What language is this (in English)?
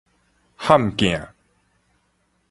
Min Nan Chinese